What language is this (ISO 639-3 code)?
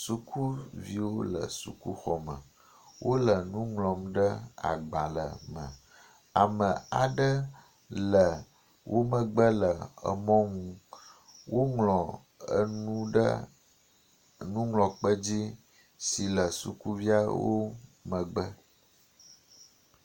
ewe